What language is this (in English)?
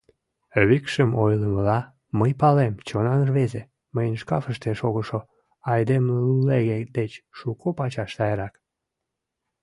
Mari